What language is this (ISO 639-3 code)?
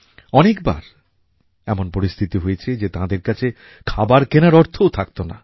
ben